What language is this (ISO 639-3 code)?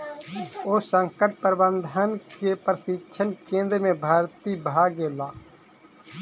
mai